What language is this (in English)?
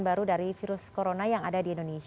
Indonesian